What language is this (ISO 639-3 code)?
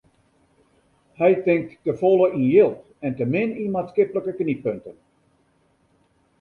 fry